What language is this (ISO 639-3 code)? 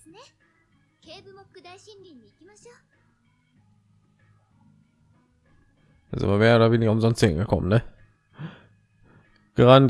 deu